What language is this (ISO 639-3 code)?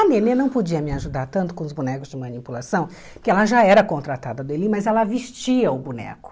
por